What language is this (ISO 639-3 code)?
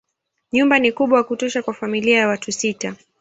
swa